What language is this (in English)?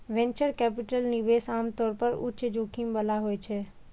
Maithili